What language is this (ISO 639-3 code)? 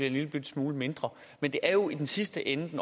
dan